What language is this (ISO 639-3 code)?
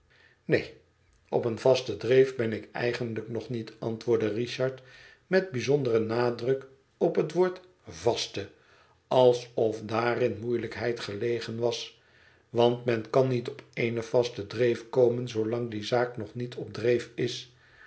nld